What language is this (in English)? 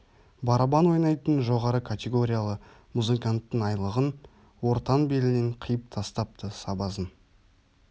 Kazakh